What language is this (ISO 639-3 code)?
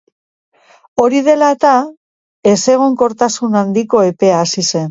eus